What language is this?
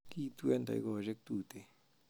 Kalenjin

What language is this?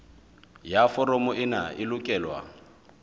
Southern Sotho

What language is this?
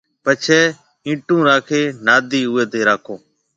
Marwari (Pakistan)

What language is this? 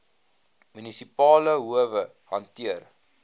Afrikaans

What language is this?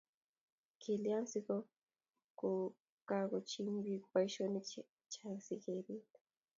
Kalenjin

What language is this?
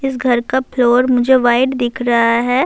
Urdu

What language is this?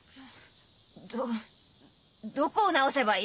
Japanese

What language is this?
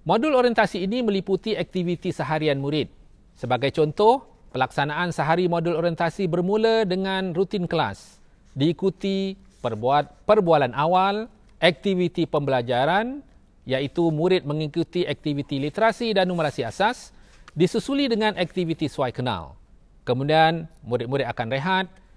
Malay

